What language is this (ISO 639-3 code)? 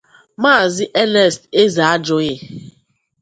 ibo